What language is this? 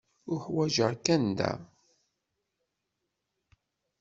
Kabyle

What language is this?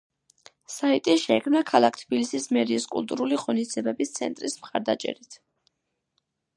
Georgian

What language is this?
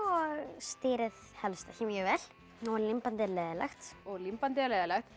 Icelandic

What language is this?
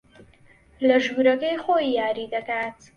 Central Kurdish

